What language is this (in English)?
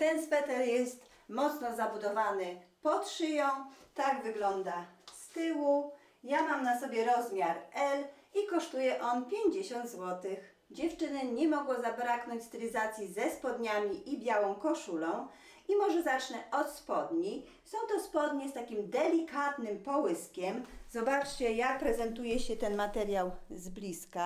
Polish